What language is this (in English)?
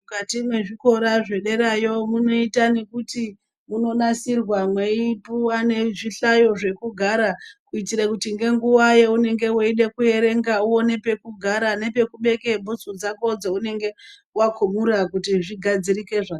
Ndau